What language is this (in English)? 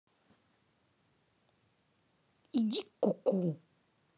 Russian